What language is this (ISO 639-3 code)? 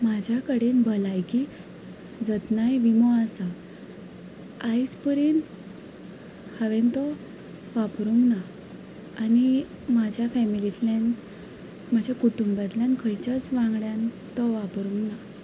kok